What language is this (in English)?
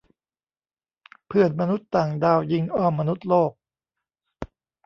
Thai